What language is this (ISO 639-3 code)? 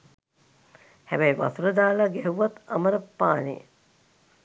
sin